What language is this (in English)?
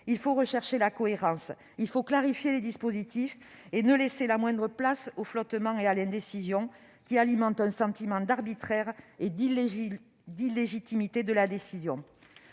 French